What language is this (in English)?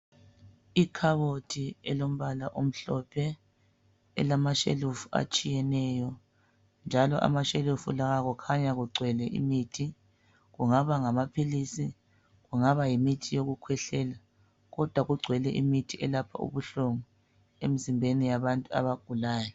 North Ndebele